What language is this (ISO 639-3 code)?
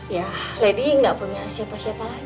ind